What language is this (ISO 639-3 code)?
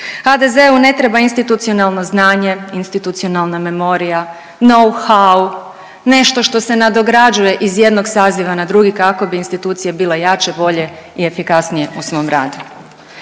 hrv